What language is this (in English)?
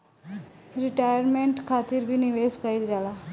Bhojpuri